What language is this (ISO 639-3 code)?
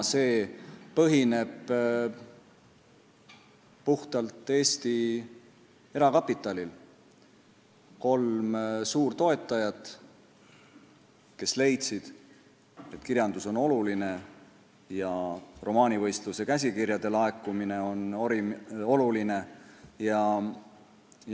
est